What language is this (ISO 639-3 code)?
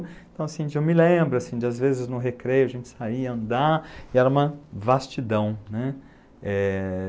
por